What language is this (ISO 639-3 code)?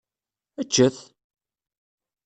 kab